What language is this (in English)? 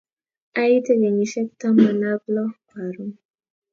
Kalenjin